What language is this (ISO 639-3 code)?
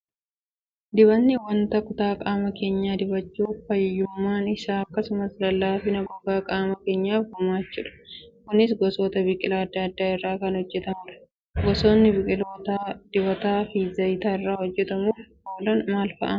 orm